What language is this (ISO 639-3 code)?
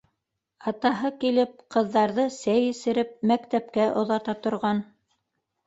bak